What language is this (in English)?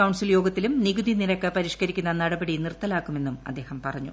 Malayalam